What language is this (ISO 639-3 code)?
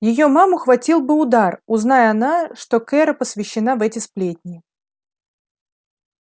rus